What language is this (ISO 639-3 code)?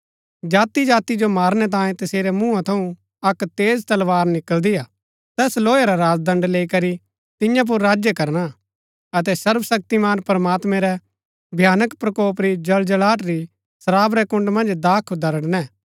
gbk